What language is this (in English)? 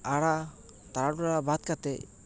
Santali